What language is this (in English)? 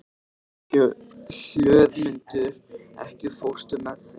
Icelandic